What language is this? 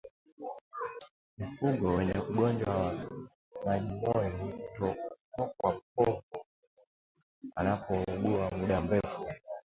Swahili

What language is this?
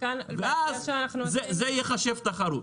Hebrew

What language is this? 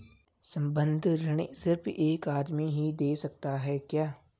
Hindi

